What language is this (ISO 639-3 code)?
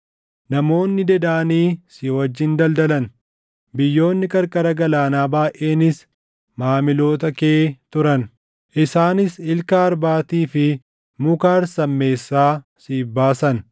orm